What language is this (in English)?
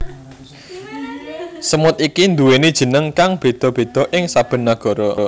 Javanese